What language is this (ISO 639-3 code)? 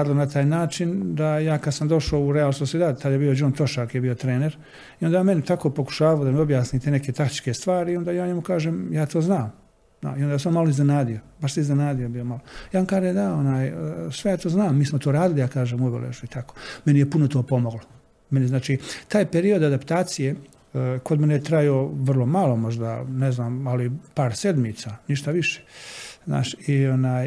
hrv